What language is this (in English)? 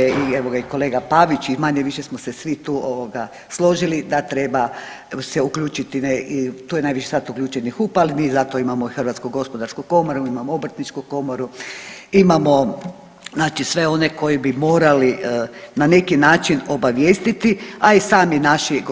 Croatian